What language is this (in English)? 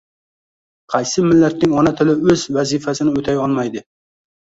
Uzbek